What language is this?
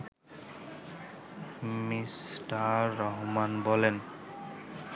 Bangla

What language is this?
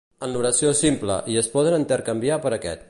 Catalan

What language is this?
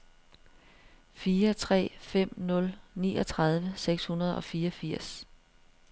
Danish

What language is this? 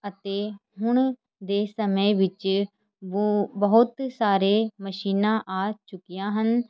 Punjabi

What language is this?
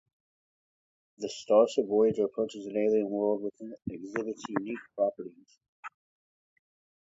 English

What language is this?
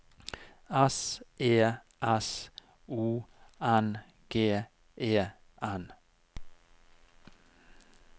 Norwegian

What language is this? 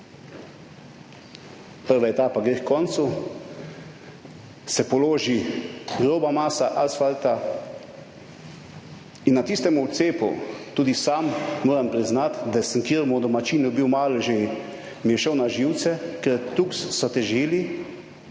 Slovenian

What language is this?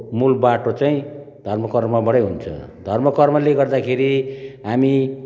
Nepali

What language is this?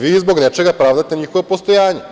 Serbian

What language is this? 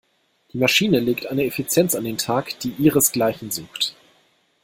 German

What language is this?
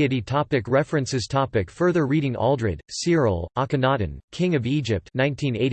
English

